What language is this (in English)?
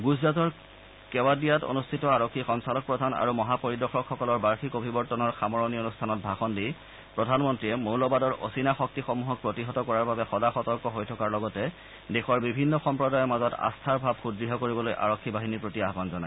Assamese